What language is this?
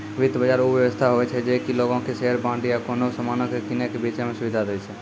Maithili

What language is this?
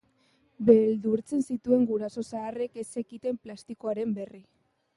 Basque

